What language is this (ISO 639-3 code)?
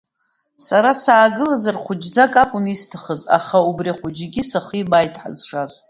abk